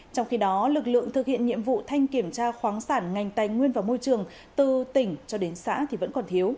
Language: Vietnamese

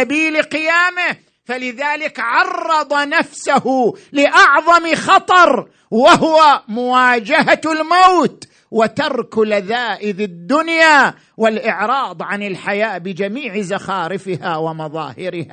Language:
Arabic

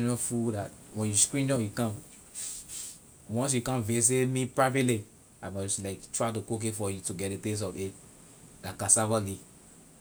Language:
Liberian English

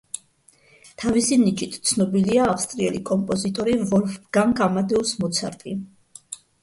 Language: Georgian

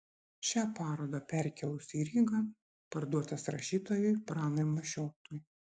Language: Lithuanian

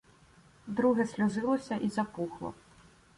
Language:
Ukrainian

